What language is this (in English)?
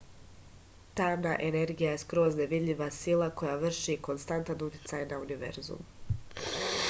Serbian